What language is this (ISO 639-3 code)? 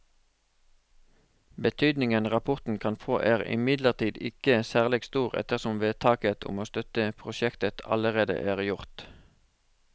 nor